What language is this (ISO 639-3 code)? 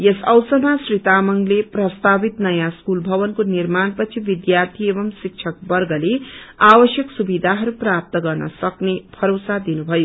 nep